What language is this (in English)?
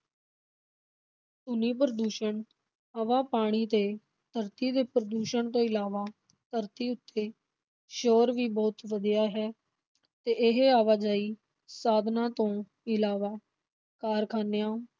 Punjabi